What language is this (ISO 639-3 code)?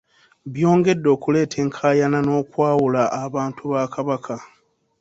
lug